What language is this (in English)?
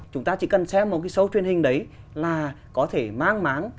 Vietnamese